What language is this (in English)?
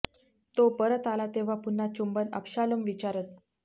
Marathi